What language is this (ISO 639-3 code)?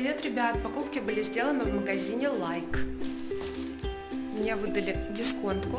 rus